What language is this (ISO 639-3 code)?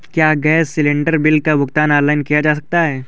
hin